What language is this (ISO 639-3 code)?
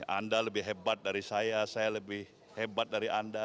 ind